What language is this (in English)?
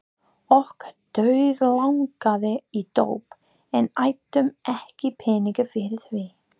Icelandic